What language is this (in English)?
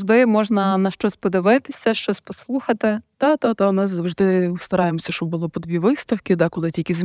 Ukrainian